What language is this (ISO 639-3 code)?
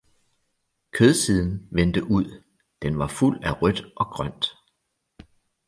dan